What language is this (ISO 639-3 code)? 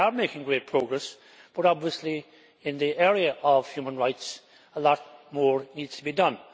eng